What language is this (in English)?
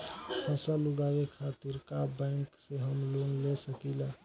Bhojpuri